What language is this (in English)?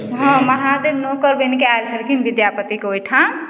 Maithili